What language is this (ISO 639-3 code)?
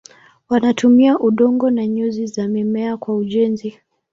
swa